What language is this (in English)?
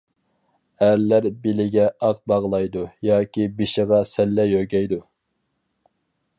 Uyghur